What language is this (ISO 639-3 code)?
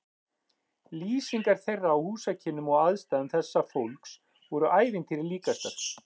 isl